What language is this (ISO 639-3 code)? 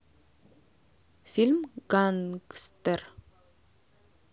rus